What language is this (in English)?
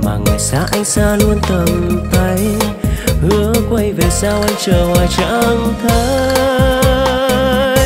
Vietnamese